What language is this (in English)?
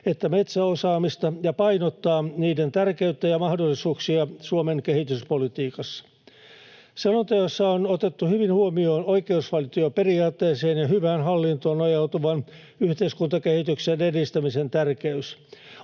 Finnish